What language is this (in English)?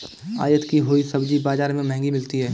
Hindi